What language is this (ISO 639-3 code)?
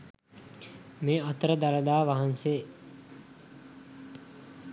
sin